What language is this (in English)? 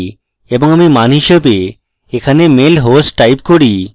Bangla